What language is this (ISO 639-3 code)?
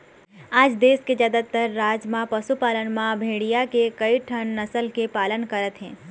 hne